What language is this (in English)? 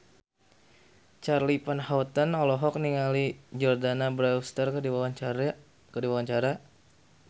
Sundanese